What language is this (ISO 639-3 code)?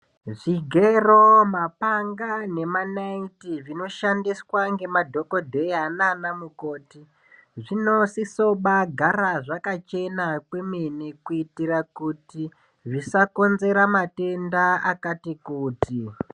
ndc